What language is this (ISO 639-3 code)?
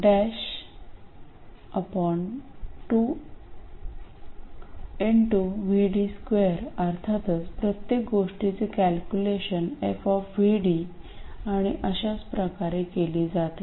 mar